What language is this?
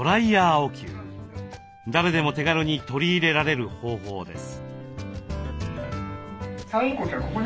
Japanese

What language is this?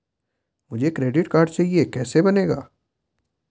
Hindi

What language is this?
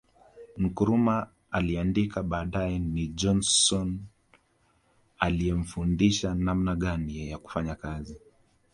Swahili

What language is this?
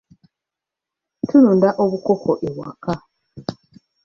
Ganda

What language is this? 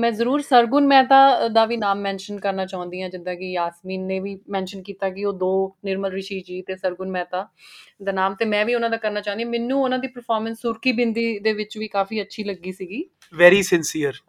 Punjabi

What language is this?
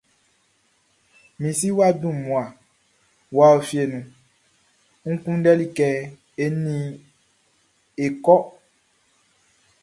Baoulé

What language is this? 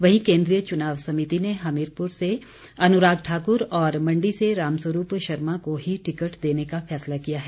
Hindi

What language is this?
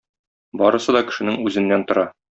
Tatar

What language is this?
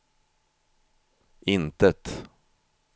Swedish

